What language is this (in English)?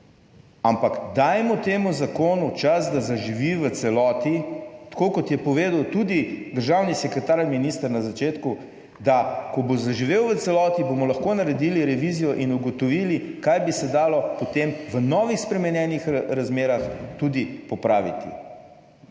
Slovenian